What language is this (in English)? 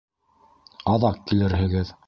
Bashkir